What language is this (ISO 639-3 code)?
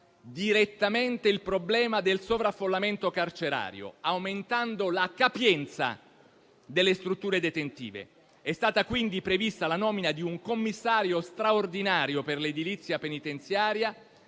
ita